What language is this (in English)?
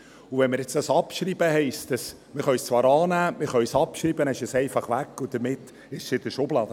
Swiss German